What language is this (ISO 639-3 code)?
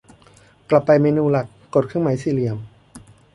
tha